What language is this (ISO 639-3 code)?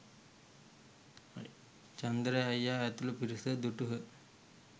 sin